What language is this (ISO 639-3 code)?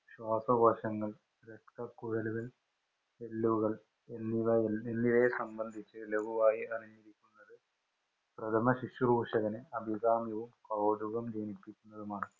mal